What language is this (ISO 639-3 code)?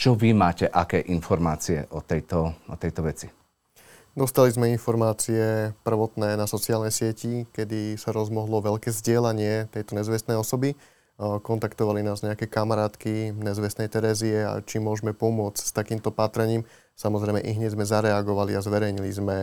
slk